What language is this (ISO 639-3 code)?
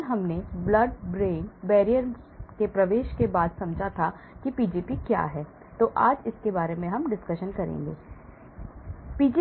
hin